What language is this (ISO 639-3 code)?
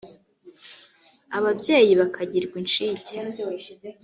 kin